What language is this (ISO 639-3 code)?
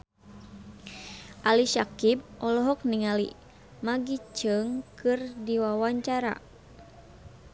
sun